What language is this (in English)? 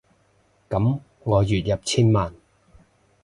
Cantonese